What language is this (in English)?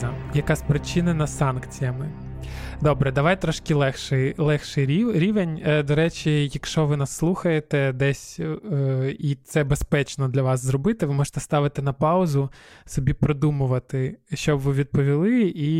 Ukrainian